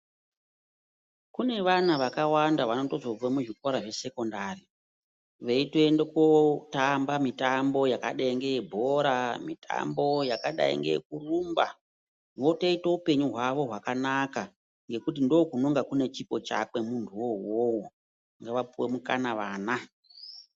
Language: Ndau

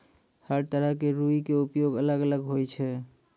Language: Maithili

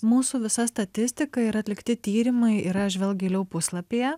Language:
Lithuanian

